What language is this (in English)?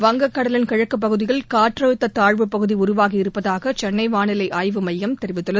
Tamil